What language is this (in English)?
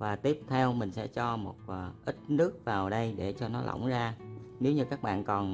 Vietnamese